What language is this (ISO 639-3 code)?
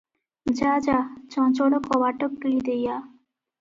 ori